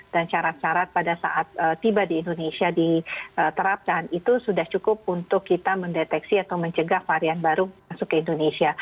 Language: Indonesian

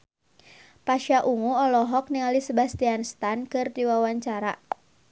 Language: Sundanese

